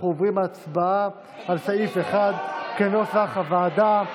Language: Hebrew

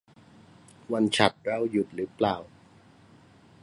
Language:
Thai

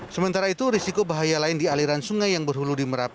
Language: Indonesian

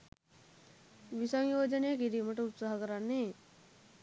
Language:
Sinhala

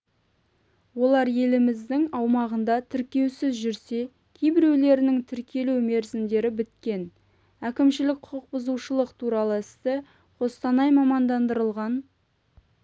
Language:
Kazakh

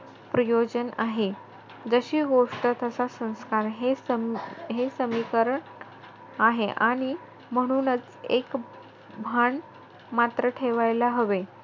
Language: Marathi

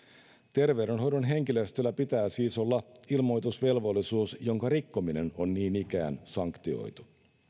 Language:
Finnish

